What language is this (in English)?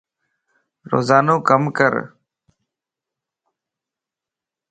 Lasi